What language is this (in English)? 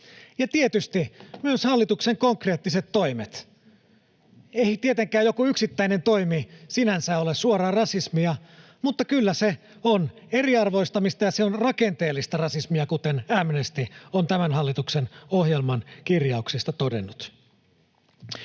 Finnish